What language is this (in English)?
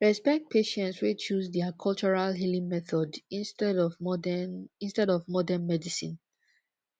Nigerian Pidgin